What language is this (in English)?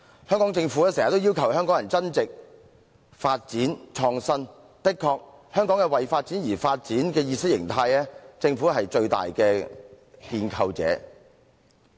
Cantonese